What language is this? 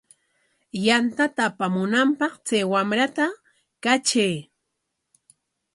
Corongo Ancash Quechua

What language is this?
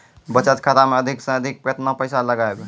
Maithili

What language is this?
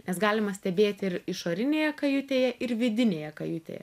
Lithuanian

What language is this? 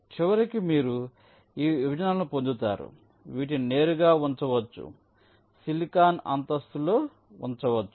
Telugu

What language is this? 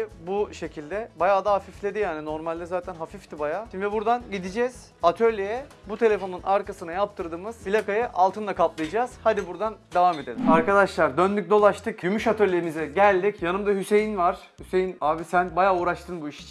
Turkish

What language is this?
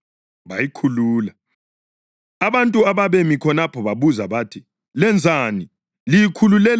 North Ndebele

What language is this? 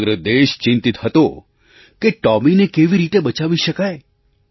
Gujarati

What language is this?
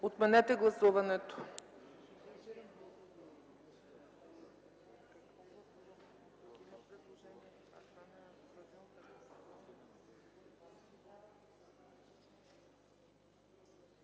Bulgarian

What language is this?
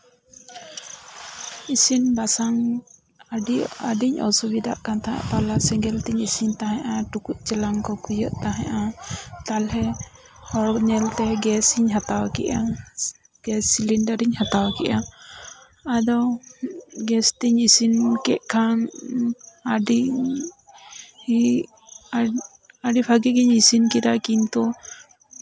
Santali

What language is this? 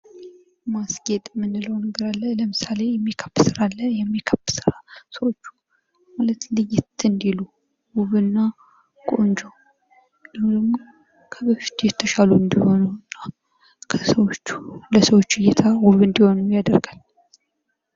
Amharic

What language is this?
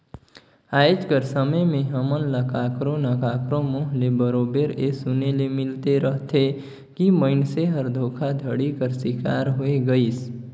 Chhattisgarhi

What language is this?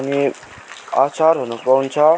Nepali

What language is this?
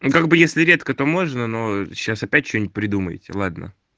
Russian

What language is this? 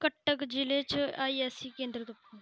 Dogri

